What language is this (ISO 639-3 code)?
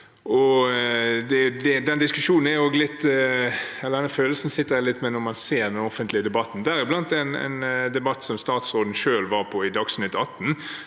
nor